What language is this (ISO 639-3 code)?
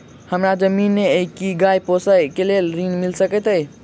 mai